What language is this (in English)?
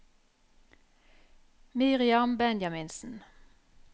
Norwegian